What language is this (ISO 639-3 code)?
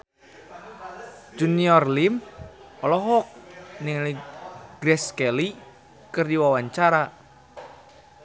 sun